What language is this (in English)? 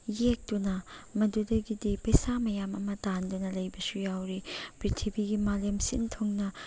Manipuri